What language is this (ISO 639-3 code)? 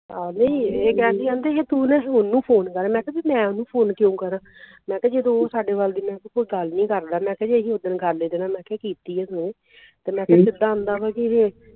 pan